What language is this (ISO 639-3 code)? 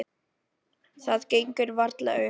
isl